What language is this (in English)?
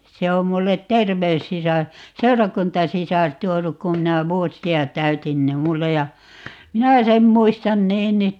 Finnish